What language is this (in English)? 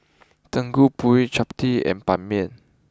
English